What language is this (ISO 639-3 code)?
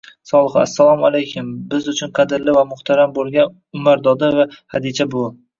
uzb